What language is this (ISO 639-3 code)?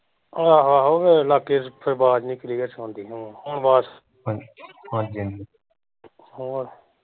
pan